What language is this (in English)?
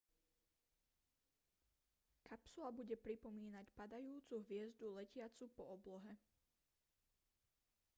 Slovak